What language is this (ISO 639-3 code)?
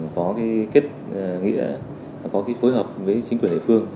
vie